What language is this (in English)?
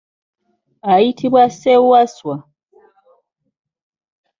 Ganda